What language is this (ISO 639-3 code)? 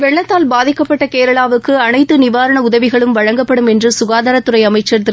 tam